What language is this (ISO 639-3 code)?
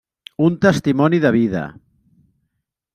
cat